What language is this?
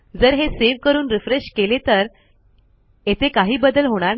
Marathi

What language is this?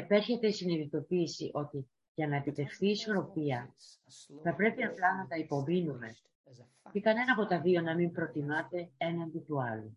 Greek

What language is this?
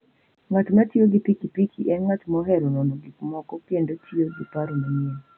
Luo (Kenya and Tanzania)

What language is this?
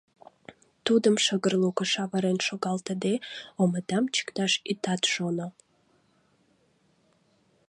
Mari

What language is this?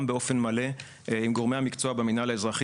Hebrew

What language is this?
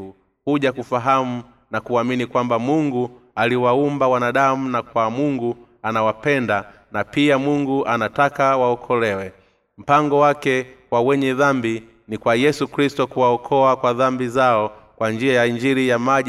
Swahili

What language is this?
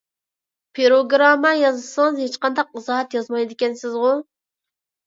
Uyghur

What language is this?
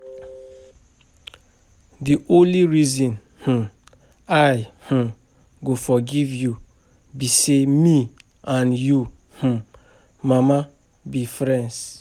Nigerian Pidgin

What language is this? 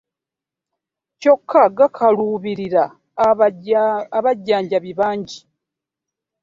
Ganda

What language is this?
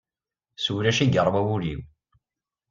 Kabyle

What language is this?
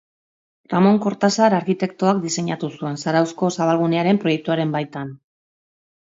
Basque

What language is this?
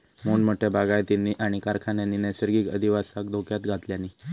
Marathi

